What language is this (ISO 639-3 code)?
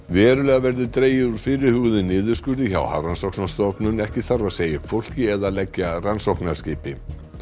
isl